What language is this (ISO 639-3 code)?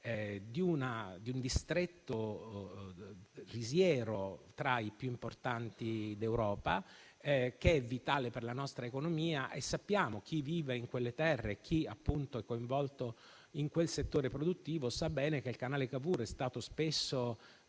ita